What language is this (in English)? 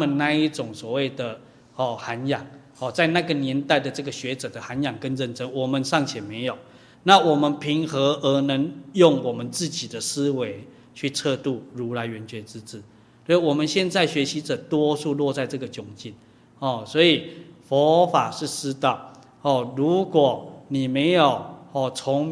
Chinese